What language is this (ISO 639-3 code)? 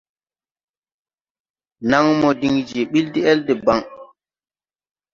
tui